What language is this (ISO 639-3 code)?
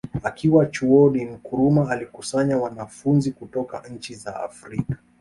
swa